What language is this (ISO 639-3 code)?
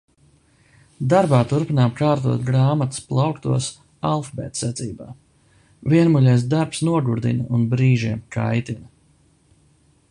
lav